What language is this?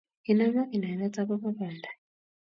Kalenjin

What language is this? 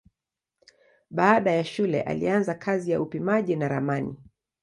Swahili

